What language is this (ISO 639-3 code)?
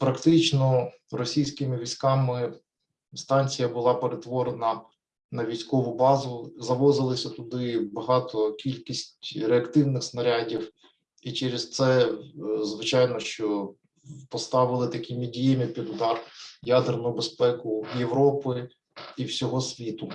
ukr